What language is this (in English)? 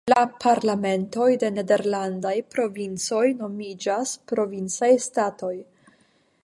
Esperanto